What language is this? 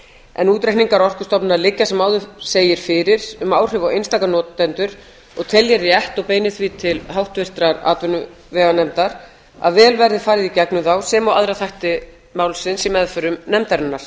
Icelandic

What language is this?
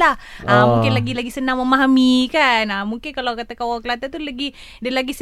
Malay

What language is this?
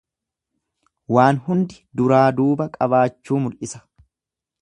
Oromo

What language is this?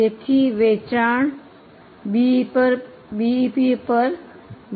Gujarati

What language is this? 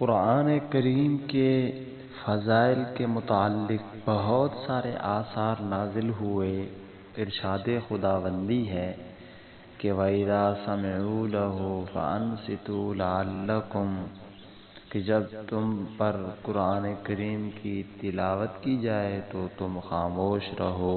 Urdu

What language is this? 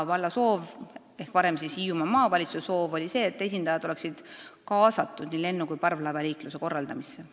Estonian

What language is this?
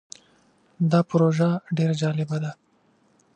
Pashto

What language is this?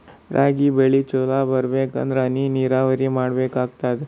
Kannada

